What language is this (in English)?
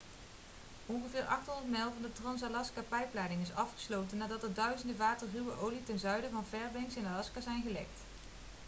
Dutch